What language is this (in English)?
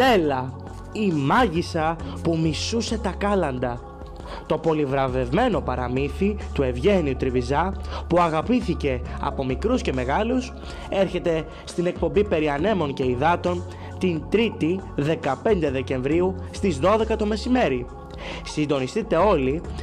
Greek